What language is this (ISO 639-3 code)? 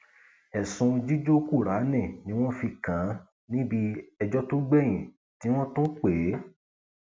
yor